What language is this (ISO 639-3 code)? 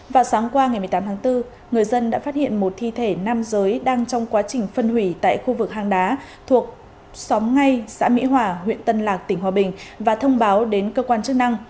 vie